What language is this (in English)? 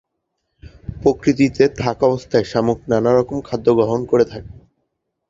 Bangla